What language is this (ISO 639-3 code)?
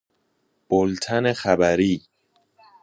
fas